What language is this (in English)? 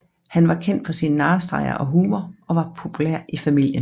Danish